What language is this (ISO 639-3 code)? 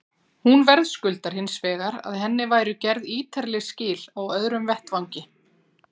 isl